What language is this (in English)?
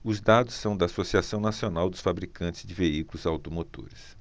Portuguese